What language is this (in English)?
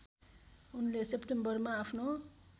Nepali